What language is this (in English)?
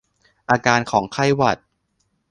Thai